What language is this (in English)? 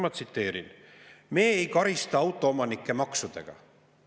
Estonian